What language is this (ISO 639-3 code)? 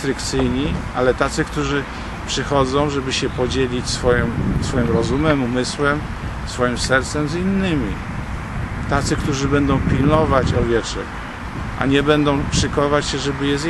pol